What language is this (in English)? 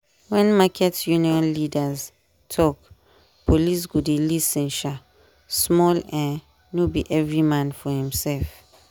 Nigerian Pidgin